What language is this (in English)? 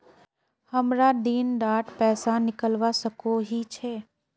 Magahi